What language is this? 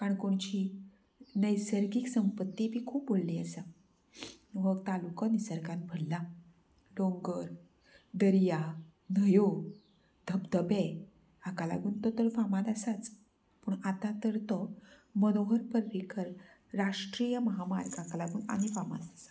Konkani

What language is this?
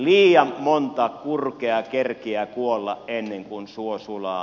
Finnish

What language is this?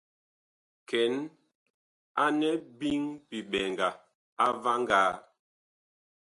Bakoko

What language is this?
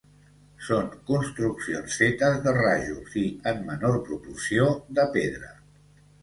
Catalan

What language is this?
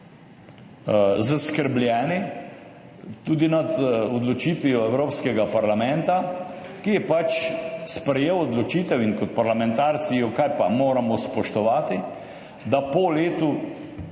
Slovenian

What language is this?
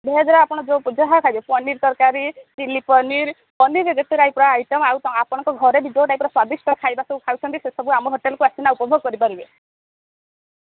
Odia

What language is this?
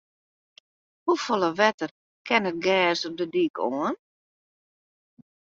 Western Frisian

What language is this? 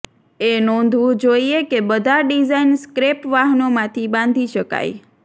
Gujarati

